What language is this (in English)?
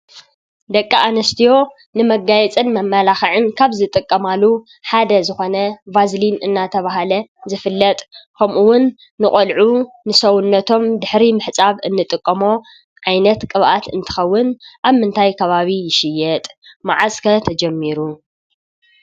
Tigrinya